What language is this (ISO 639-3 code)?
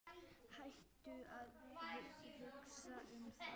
isl